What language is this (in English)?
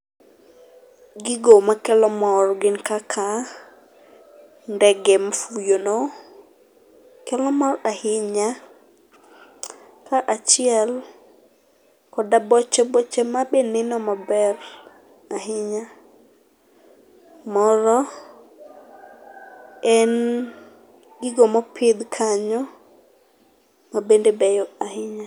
Luo (Kenya and Tanzania)